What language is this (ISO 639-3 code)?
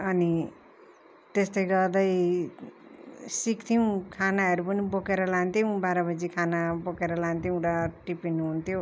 nep